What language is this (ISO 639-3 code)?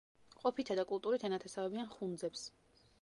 kat